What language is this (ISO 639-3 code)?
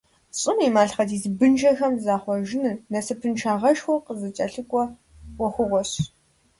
kbd